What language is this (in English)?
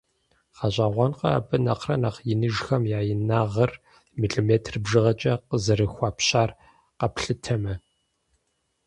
Kabardian